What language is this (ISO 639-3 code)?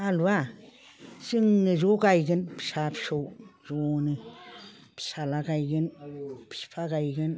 brx